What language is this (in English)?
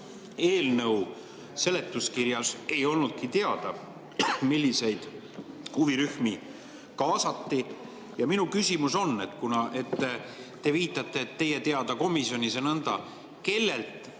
Estonian